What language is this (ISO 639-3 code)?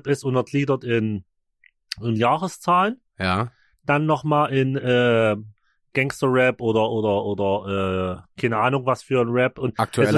deu